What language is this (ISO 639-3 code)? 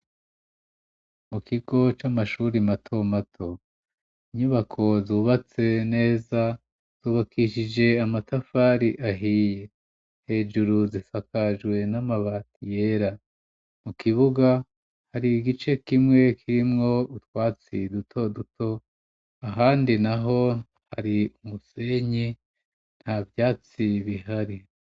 run